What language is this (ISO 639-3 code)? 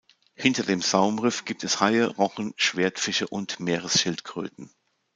deu